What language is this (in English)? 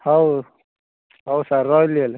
Odia